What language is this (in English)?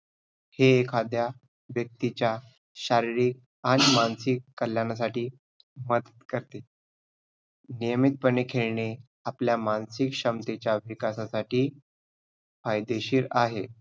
Marathi